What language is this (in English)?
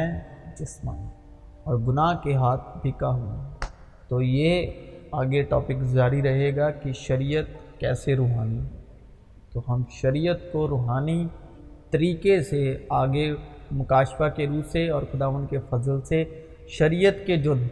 Urdu